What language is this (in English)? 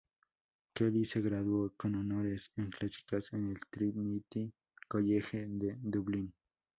Spanish